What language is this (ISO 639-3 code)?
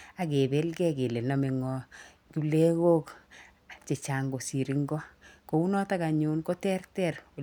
kln